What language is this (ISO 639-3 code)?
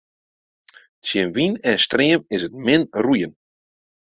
fry